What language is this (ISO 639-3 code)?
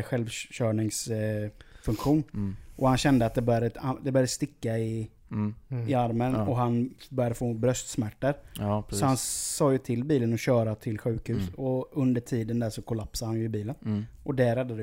swe